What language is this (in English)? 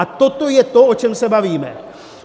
Czech